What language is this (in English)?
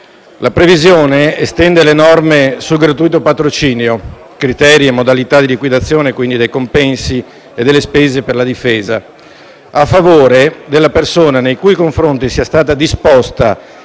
Italian